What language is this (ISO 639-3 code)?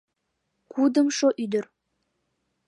chm